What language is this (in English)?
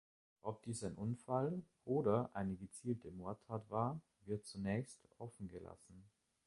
German